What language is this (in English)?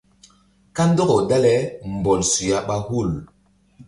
Mbum